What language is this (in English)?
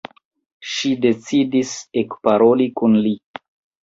Esperanto